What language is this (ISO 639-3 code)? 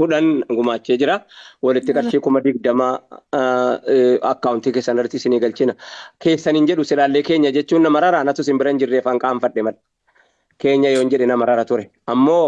orm